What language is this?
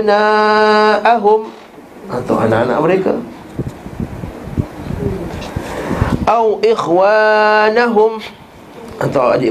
Malay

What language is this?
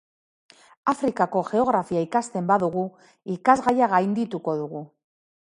Basque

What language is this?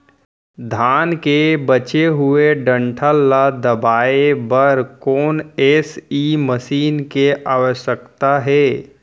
Chhattisgarhi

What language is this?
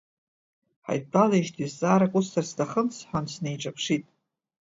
Abkhazian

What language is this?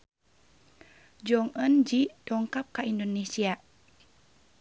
Sundanese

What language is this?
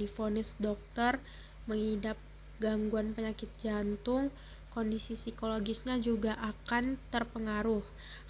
Indonesian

